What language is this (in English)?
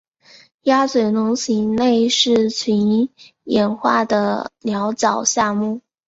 Chinese